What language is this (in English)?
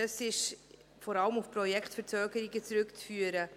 Swiss German